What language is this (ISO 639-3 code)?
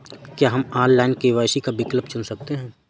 hin